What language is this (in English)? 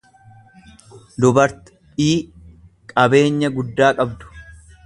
Oromo